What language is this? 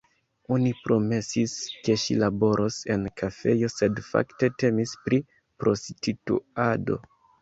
Esperanto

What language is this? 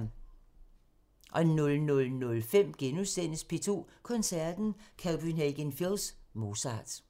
Danish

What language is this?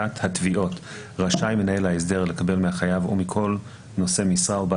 Hebrew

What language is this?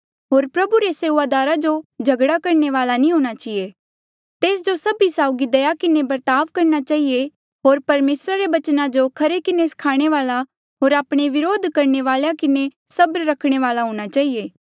Mandeali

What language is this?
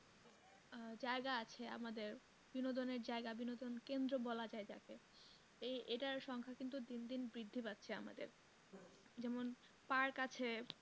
Bangla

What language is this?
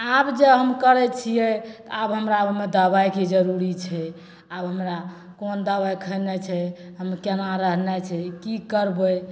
Maithili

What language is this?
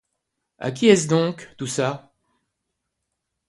French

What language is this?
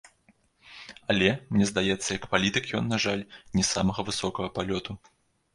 Belarusian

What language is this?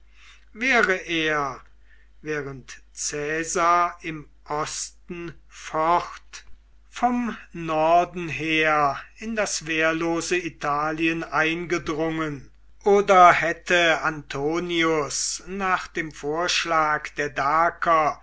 German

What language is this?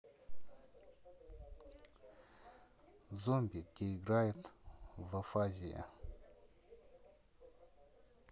Russian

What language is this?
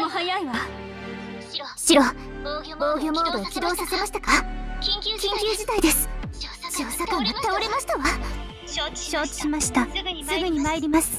Japanese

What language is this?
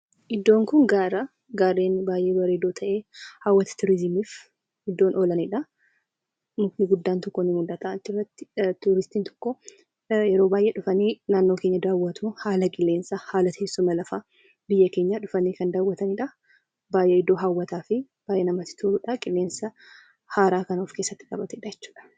Oromo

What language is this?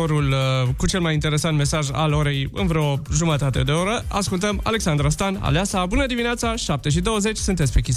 Romanian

